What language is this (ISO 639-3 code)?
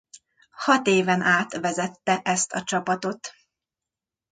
hun